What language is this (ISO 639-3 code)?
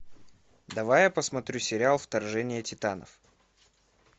rus